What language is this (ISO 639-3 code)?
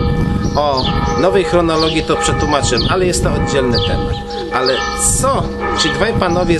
pol